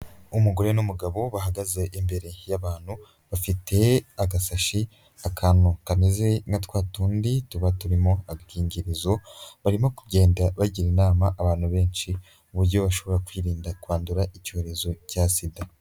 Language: Kinyarwanda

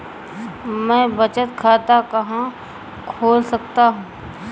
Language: Hindi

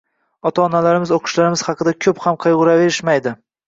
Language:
Uzbek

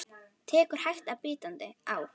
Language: Icelandic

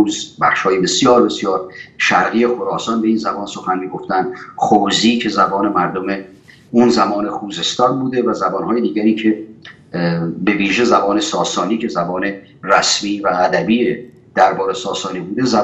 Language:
Persian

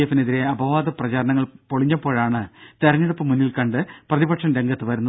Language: Malayalam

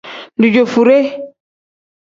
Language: Tem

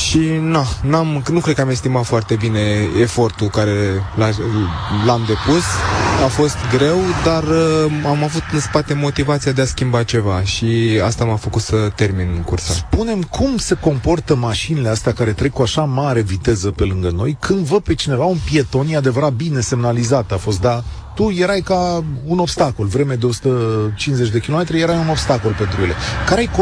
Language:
Romanian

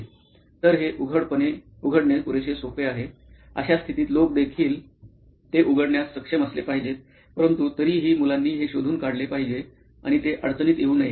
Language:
Marathi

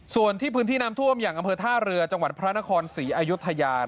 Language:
Thai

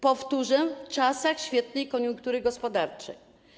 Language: Polish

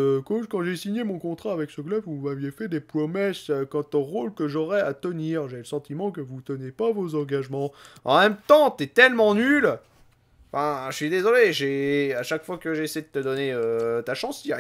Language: French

